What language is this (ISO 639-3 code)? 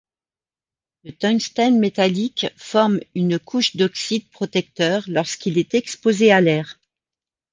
fra